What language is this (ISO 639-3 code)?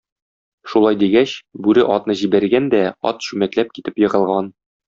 tat